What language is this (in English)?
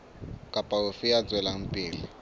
Southern Sotho